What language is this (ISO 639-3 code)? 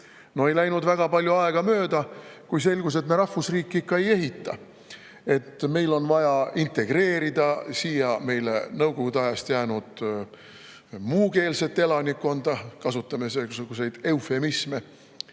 est